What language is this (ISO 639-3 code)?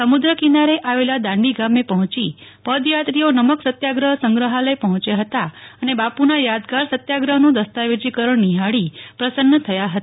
guj